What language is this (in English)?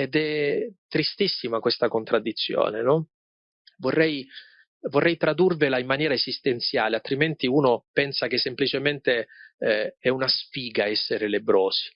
Italian